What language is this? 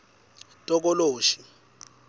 Swati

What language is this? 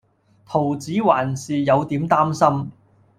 Cantonese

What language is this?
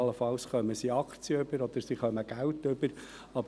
Swiss German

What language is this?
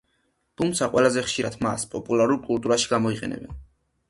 Georgian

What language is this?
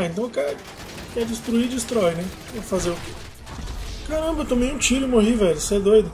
Portuguese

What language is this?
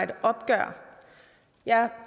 Danish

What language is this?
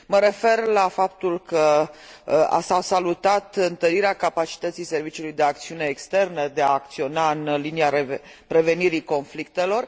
Romanian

